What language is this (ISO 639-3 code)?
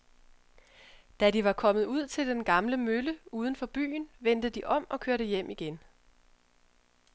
dan